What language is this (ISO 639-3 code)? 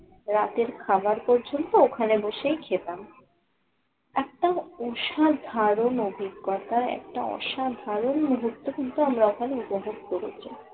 ben